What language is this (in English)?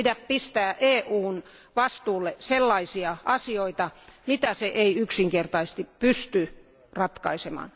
Finnish